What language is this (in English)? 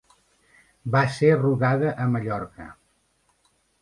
Catalan